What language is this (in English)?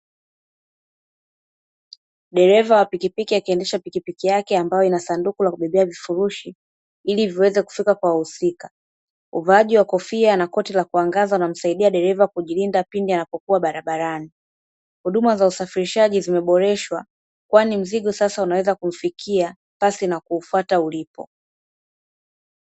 Swahili